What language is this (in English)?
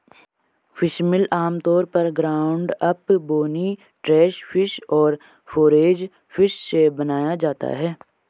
Hindi